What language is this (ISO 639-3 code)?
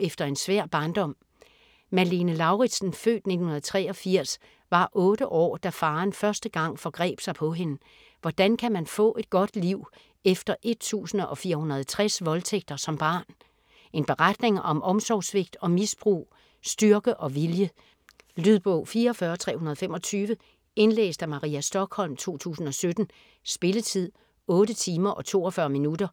dan